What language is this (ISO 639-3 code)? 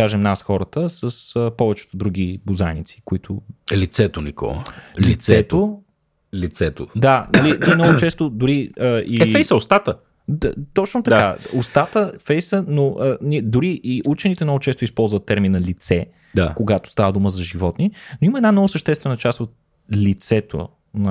bul